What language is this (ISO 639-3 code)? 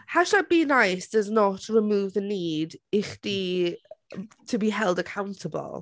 cym